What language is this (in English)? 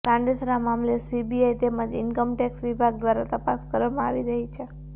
Gujarati